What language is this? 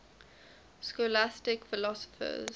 English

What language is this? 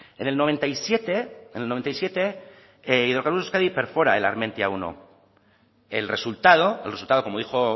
Spanish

